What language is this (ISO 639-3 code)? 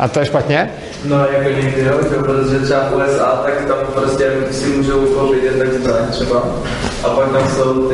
ces